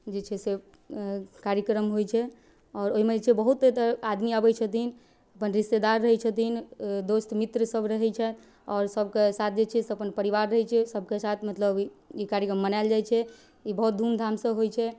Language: Maithili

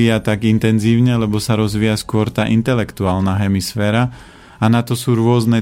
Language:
Slovak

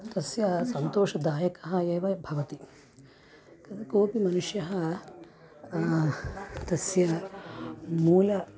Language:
Sanskrit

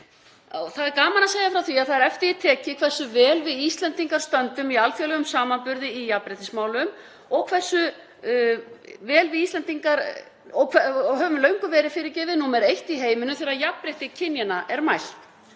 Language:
Icelandic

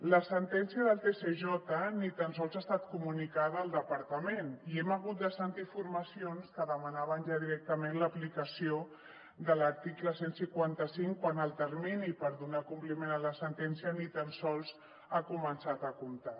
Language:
Catalan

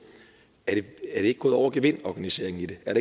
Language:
Danish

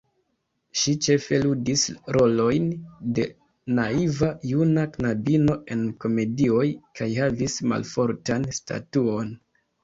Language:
Esperanto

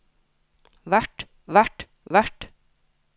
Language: Norwegian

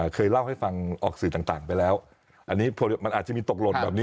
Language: Thai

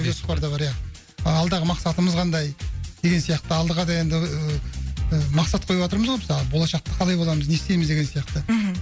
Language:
Kazakh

